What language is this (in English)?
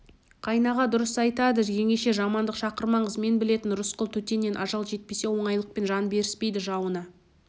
Kazakh